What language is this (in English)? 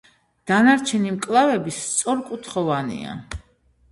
Georgian